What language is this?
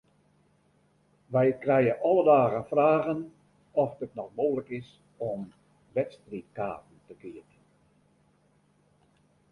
Western Frisian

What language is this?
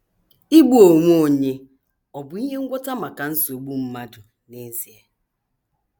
Igbo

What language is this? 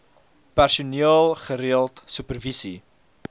Afrikaans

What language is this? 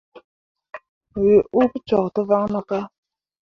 Mundang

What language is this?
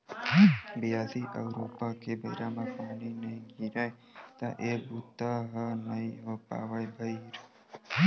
Chhattisgarhi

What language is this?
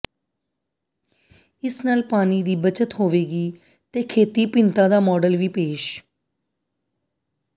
Punjabi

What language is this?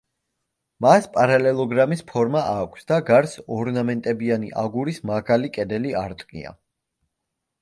Georgian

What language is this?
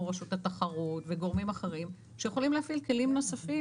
Hebrew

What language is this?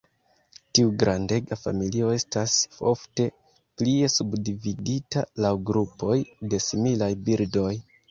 Esperanto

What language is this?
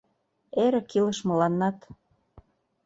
Mari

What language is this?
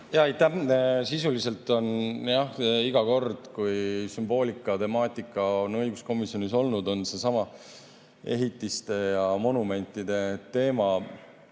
Estonian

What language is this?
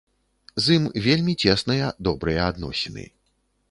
Belarusian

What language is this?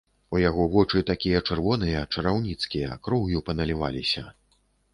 Belarusian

